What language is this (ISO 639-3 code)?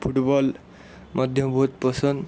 ori